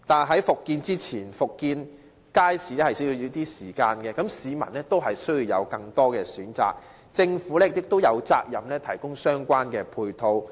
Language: Cantonese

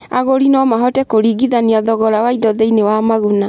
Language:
Kikuyu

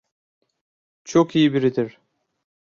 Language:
Turkish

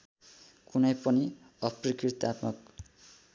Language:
Nepali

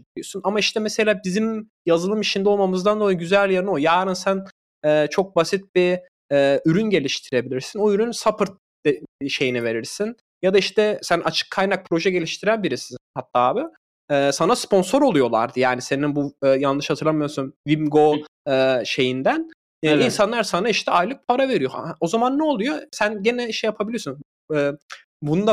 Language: Turkish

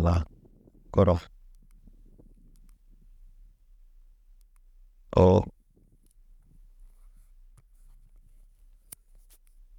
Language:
Naba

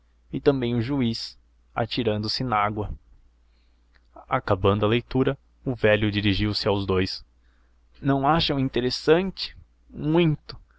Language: Portuguese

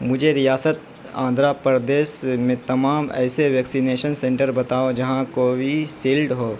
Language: Urdu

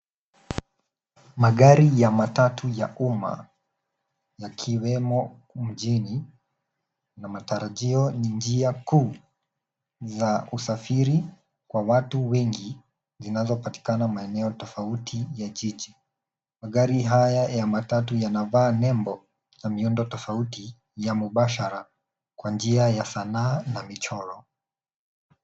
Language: Swahili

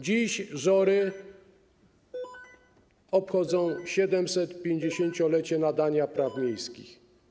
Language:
Polish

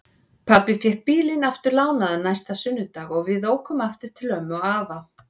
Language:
Icelandic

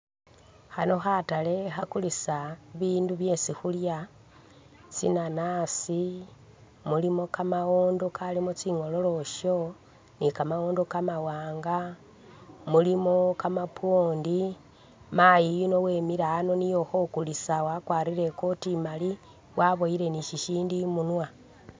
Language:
Masaaba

